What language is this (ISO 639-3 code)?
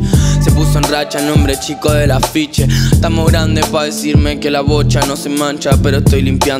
spa